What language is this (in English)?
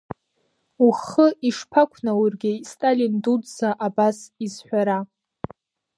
Abkhazian